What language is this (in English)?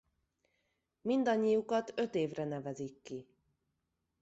Hungarian